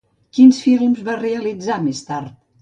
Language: Catalan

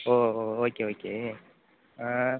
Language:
Tamil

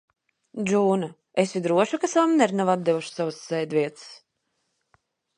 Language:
Latvian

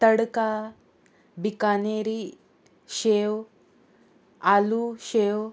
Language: Konkani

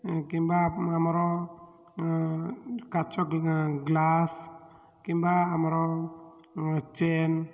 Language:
Odia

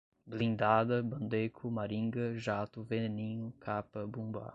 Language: Portuguese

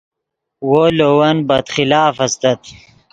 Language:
Yidgha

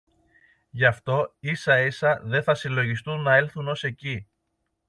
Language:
Greek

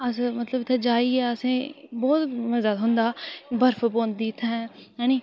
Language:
Dogri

